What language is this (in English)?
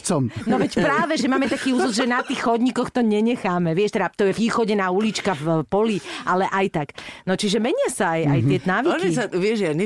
Slovak